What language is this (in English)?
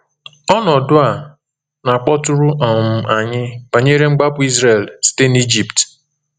Igbo